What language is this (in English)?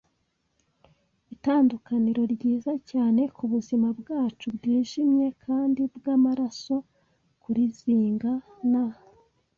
Kinyarwanda